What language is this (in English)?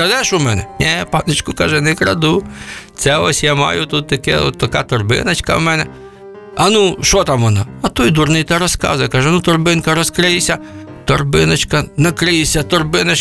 Ukrainian